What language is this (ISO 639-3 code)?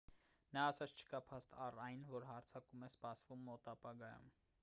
hye